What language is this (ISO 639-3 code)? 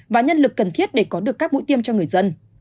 vie